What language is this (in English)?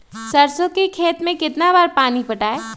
Magahi